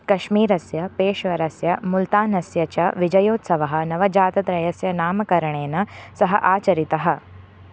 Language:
Sanskrit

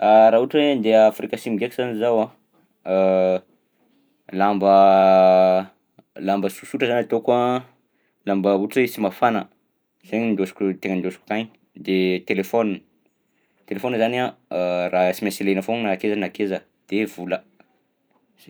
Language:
Southern Betsimisaraka Malagasy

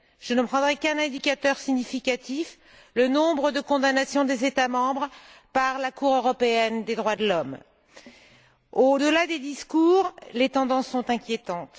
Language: French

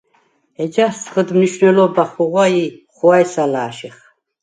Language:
Svan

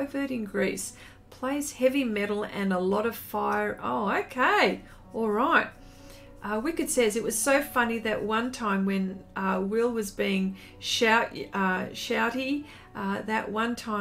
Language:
English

